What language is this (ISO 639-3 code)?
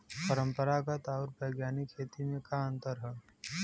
bho